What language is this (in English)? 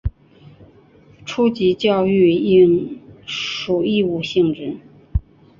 Chinese